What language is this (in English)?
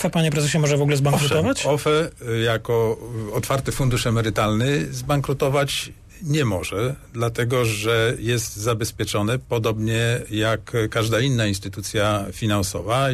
Polish